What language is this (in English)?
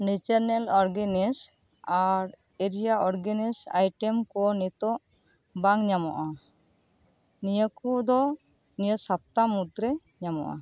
Santali